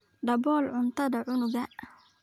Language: Somali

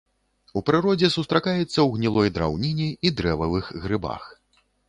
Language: Belarusian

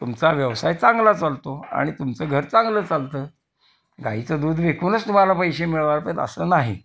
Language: Marathi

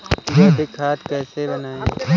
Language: Hindi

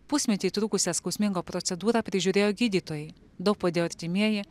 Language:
Lithuanian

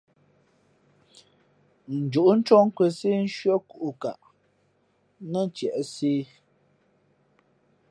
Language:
Fe'fe'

